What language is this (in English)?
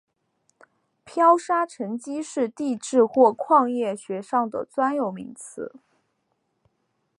Chinese